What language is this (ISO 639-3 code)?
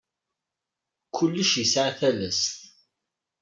kab